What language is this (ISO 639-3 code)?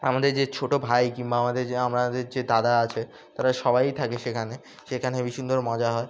ben